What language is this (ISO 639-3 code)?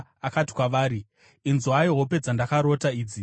sna